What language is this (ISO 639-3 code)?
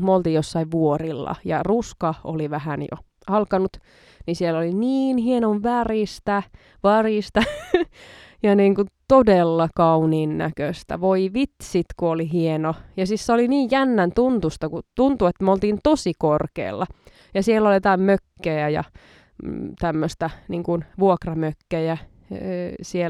fin